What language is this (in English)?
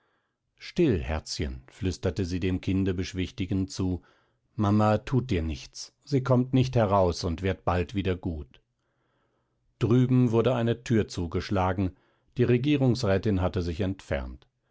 German